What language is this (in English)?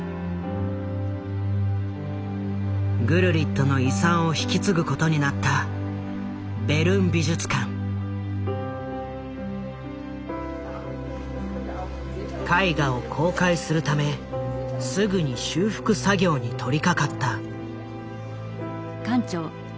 Japanese